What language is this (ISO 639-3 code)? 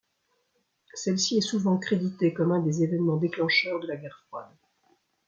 fra